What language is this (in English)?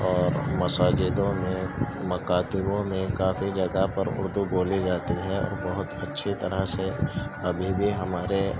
Urdu